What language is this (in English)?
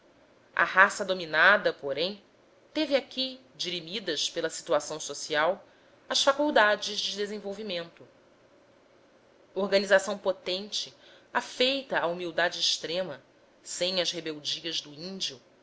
Portuguese